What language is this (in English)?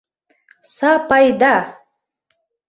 Mari